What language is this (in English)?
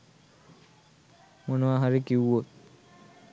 Sinhala